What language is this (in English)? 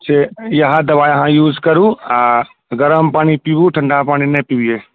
Maithili